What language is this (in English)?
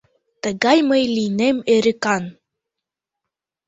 Mari